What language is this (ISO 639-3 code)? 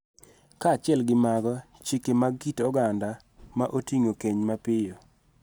luo